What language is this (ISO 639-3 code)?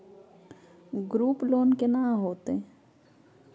mai